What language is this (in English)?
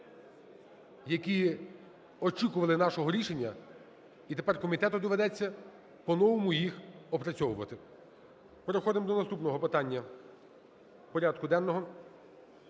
Ukrainian